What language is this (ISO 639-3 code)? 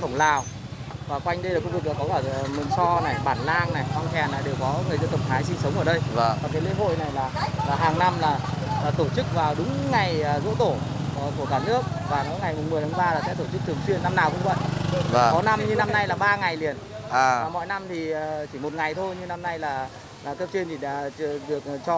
vie